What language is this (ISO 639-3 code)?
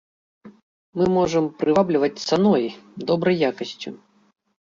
bel